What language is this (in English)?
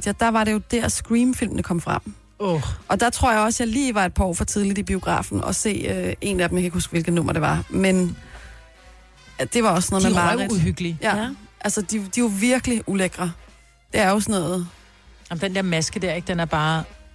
Danish